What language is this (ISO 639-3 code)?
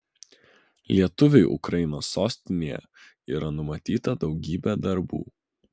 lit